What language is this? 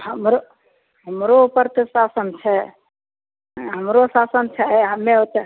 Maithili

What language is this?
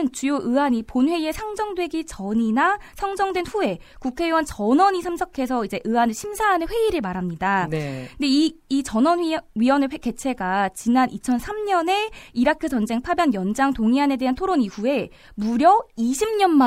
Korean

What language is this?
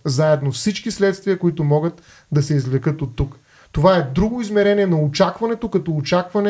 Bulgarian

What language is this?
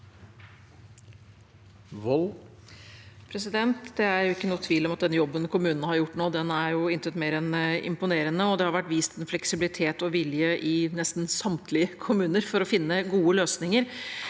Norwegian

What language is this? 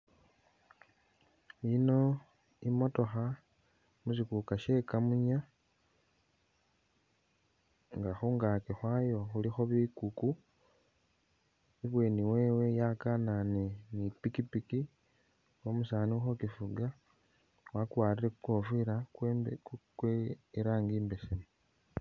Masaaba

